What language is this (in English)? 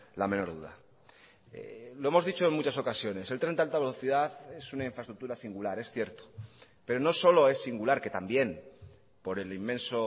Spanish